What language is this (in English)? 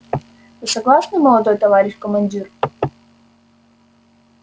Russian